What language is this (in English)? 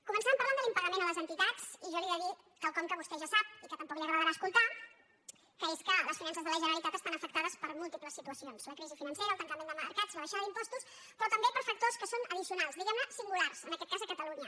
Catalan